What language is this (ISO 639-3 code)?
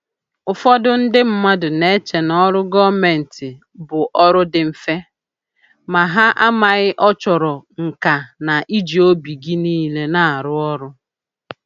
ibo